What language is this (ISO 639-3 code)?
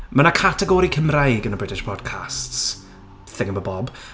cym